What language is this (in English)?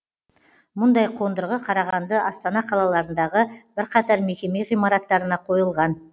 Kazakh